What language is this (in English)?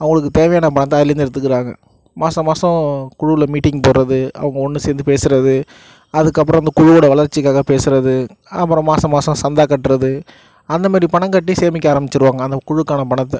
Tamil